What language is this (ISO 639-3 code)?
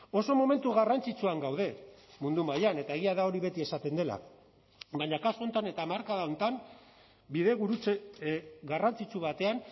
eus